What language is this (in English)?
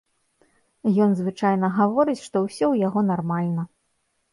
Belarusian